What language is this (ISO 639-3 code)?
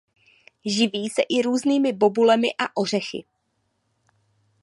ces